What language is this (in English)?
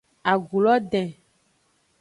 Aja (Benin)